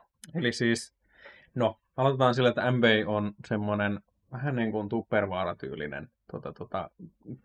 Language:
Finnish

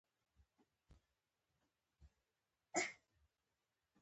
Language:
Pashto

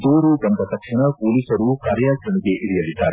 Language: Kannada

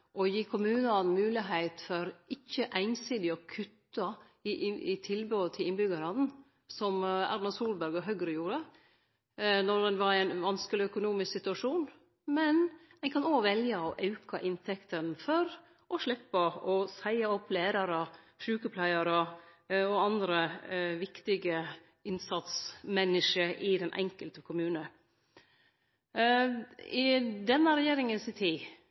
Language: Norwegian Nynorsk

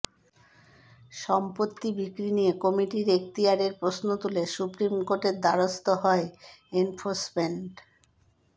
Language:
Bangla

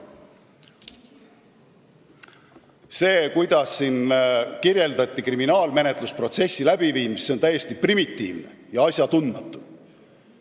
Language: Estonian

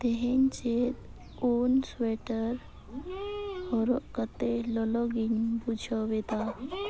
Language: Santali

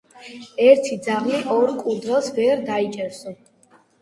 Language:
Georgian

